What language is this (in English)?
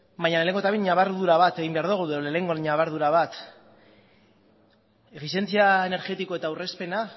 Basque